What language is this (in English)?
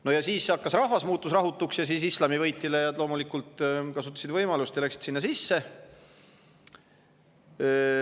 Estonian